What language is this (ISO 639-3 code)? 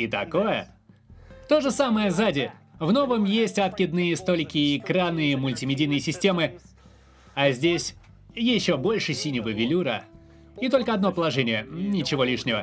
rus